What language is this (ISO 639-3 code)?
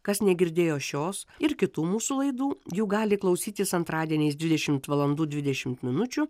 lit